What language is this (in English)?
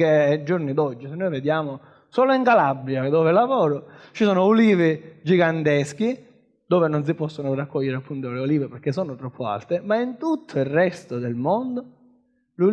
Italian